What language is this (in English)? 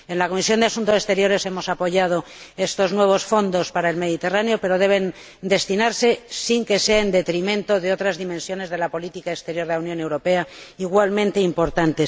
Spanish